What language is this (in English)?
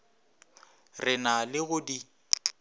Northern Sotho